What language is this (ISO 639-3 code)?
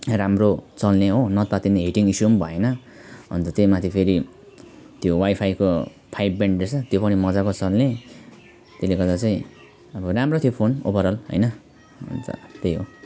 nep